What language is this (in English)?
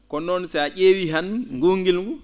Fula